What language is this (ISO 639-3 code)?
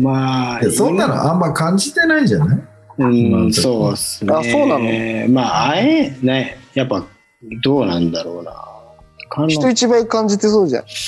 jpn